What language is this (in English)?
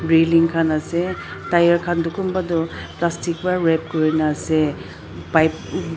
Naga Pidgin